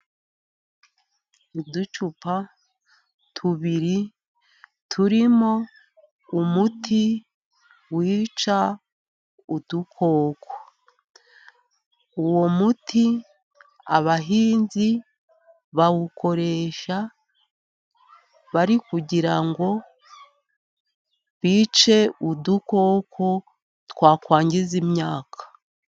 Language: Kinyarwanda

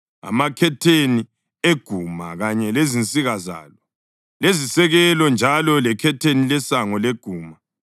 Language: North Ndebele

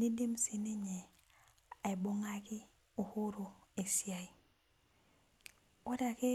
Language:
Masai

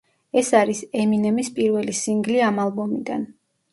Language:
Georgian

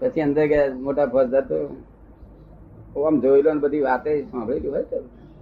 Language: Gujarati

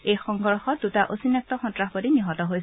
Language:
Assamese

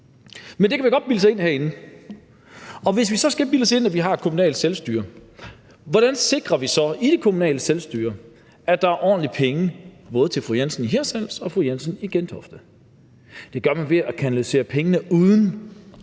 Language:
Danish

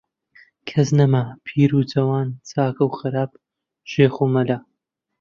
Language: Central Kurdish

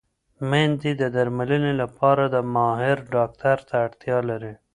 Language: Pashto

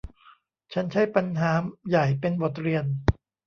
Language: Thai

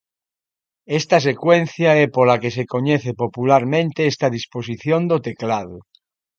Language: Galician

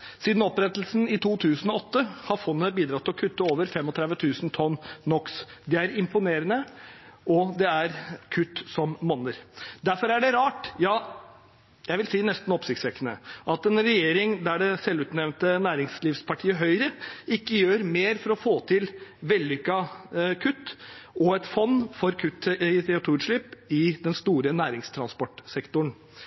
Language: Norwegian Bokmål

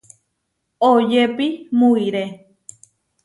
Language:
Huarijio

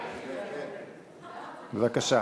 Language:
Hebrew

